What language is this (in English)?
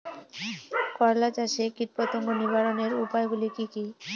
Bangla